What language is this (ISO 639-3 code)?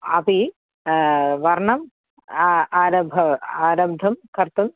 san